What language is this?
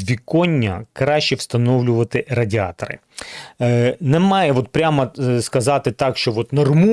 Ukrainian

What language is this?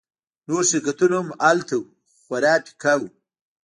Pashto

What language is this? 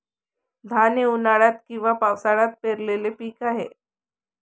Marathi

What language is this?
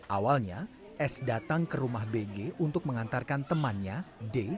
Indonesian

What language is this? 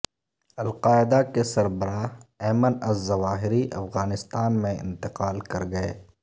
Urdu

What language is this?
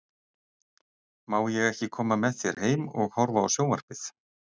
Icelandic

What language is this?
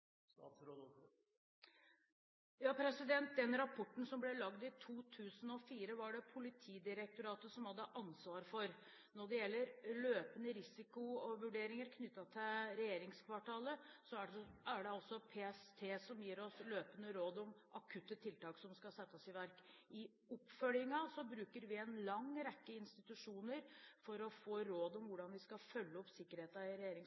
Norwegian Bokmål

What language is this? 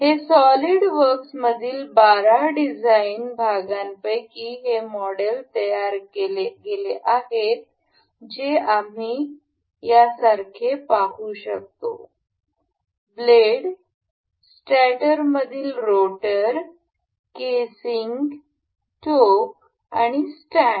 Marathi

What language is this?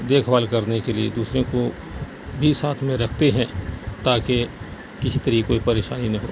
Urdu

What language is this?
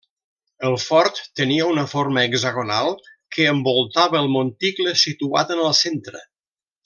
Catalan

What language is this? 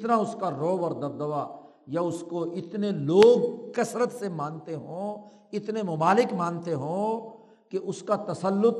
Urdu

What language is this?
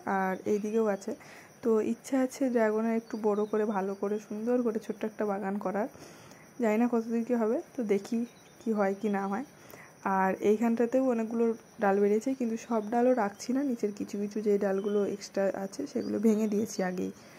Bangla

